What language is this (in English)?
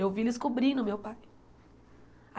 Portuguese